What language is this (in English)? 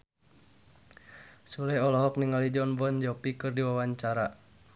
Sundanese